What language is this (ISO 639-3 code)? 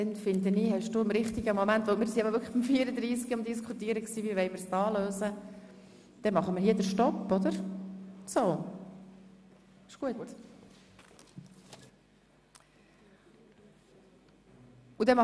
gsw